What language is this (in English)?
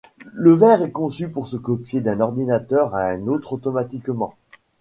French